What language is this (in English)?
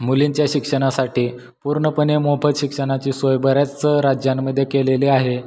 Marathi